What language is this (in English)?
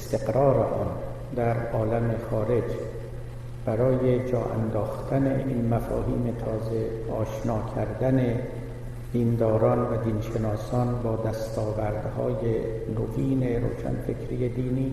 Persian